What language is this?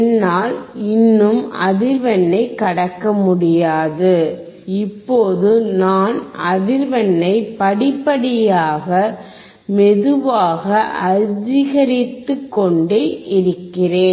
Tamil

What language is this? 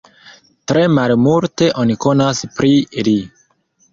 Esperanto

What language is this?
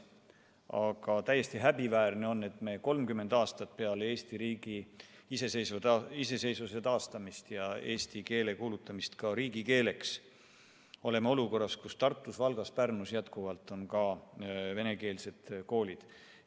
Estonian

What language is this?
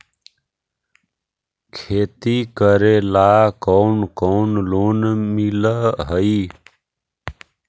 Magahi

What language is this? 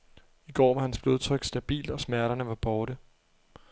Danish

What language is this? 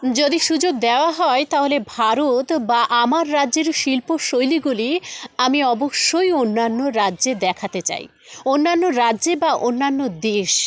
Bangla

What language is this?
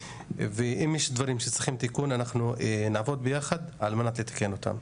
Hebrew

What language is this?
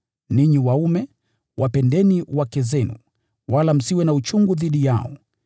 Swahili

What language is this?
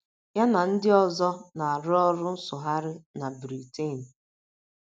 Igbo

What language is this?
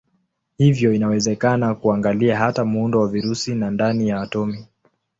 Swahili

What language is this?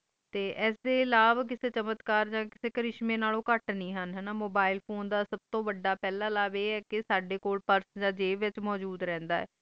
Punjabi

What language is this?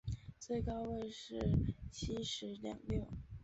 Chinese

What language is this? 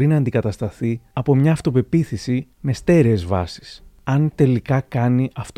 Greek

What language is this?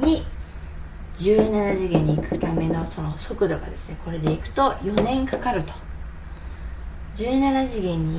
Japanese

